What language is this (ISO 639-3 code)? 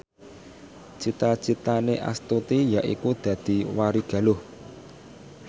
jav